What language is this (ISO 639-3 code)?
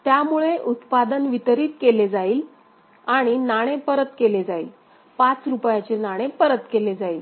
mar